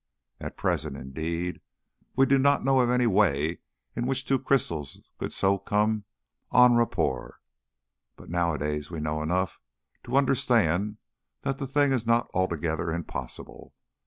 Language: English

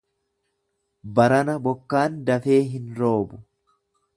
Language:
Oromo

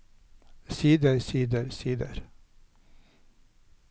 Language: Norwegian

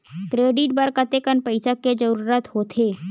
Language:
Chhattisgarhi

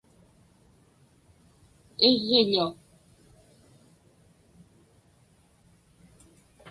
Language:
Inupiaq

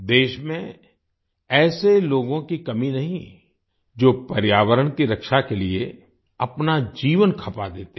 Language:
Hindi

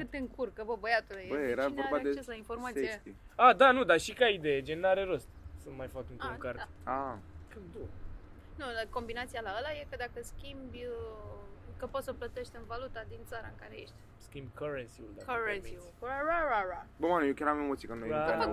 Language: Romanian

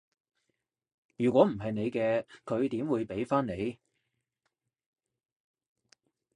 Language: Cantonese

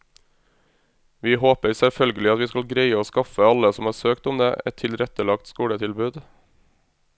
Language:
Norwegian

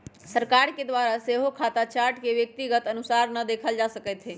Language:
Magahi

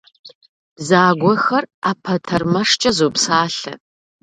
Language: Kabardian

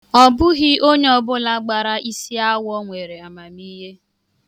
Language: Igbo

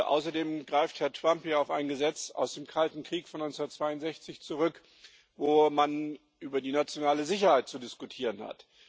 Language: German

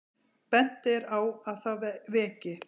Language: Icelandic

